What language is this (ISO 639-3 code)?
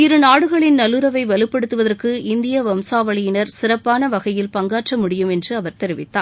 tam